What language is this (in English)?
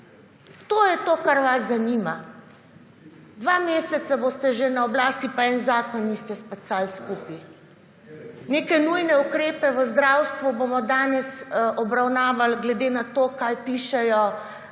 Slovenian